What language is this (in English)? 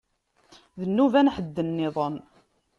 Kabyle